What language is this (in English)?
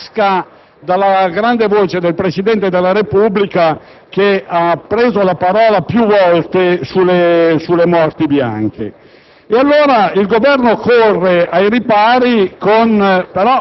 Italian